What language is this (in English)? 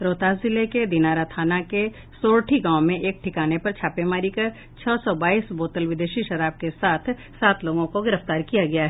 Hindi